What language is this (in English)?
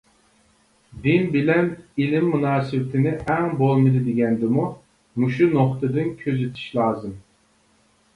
Uyghur